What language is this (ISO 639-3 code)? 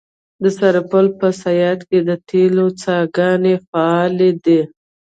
pus